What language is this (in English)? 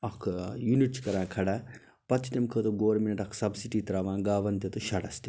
Kashmiri